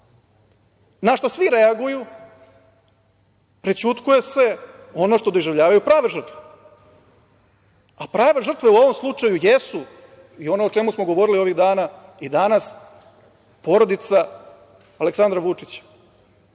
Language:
Serbian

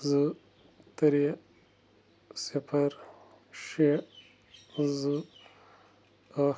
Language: Kashmiri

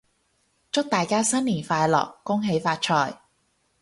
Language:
Cantonese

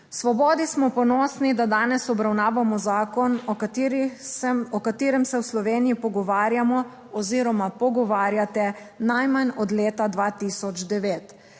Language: Slovenian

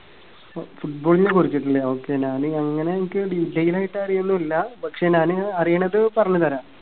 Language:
Malayalam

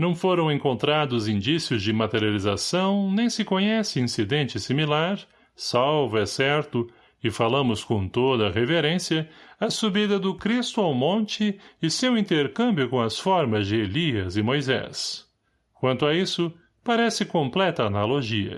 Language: Portuguese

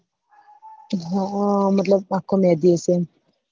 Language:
Gujarati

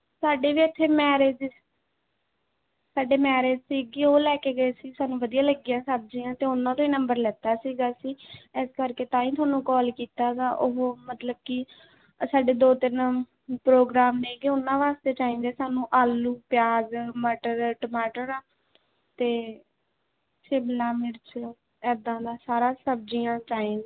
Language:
Punjabi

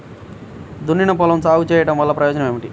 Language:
Telugu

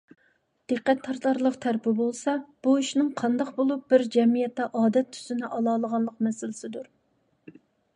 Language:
Uyghur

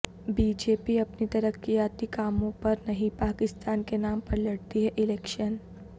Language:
Urdu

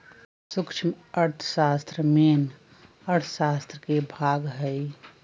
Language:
Magahi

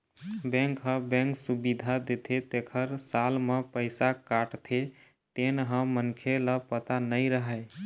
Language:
Chhattisgarhi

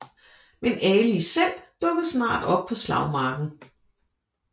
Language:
Danish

